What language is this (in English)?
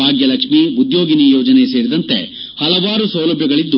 Kannada